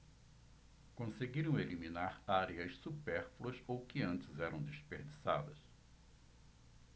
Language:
Portuguese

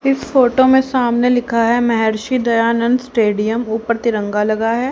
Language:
Hindi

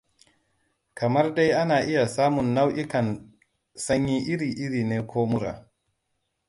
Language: Hausa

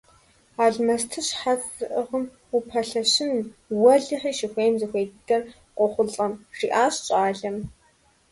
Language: Kabardian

